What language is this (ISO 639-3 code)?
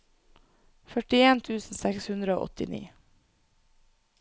nor